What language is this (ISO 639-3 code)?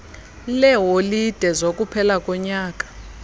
xho